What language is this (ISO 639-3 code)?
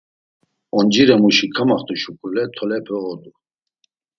lzz